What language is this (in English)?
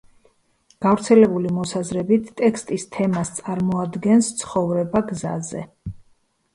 Georgian